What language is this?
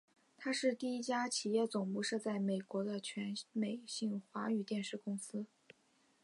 Chinese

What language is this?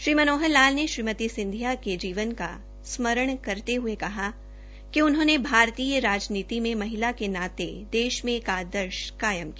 Hindi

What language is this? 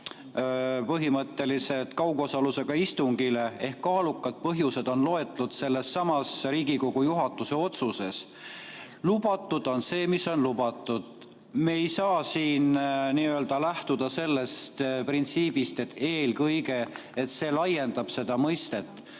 Estonian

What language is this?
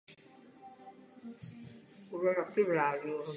Czech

